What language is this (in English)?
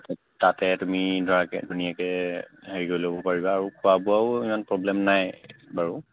Assamese